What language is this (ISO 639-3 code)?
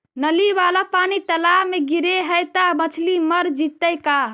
mag